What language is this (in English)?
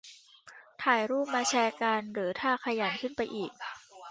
Thai